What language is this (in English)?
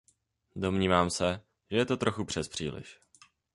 Czech